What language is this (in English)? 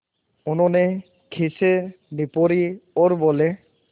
Hindi